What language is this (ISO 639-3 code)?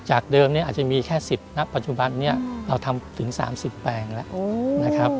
tha